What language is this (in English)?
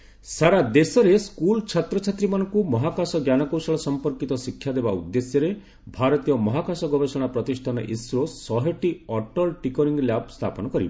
Odia